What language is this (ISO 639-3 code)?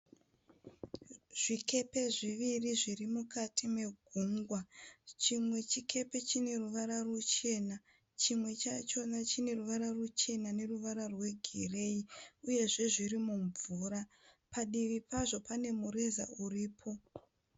sna